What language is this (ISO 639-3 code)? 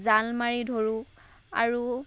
asm